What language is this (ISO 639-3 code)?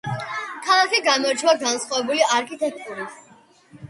kat